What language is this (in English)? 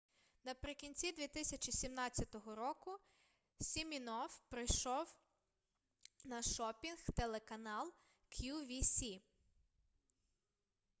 Ukrainian